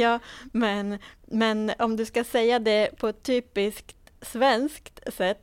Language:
Swedish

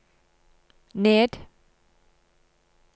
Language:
Norwegian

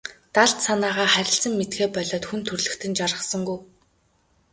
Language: Mongolian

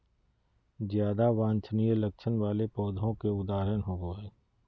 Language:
Magahi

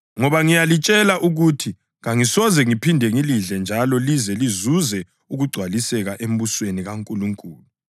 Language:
North Ndebele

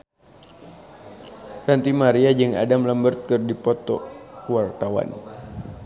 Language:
Sundanese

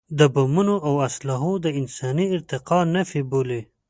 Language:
Pashto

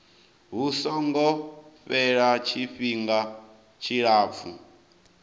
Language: Venda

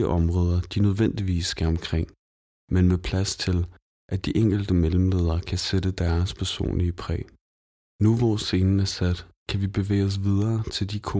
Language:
Danish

